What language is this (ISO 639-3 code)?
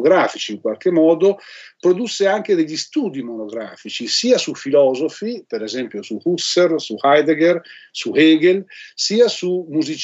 ita